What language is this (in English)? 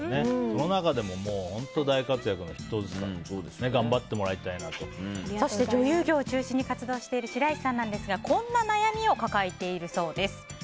Japanese